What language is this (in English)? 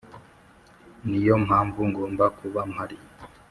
Kinyarwanda